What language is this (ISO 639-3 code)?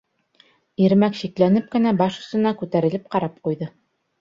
bak